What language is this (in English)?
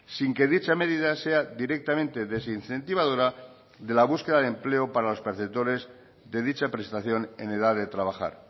Spanish